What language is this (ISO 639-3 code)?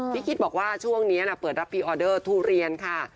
tha